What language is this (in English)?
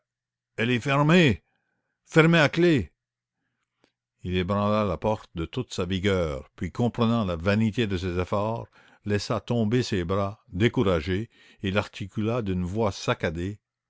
French